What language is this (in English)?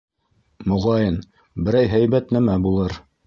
Bashkir